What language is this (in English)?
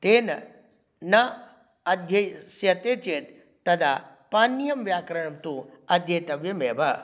Sanskrit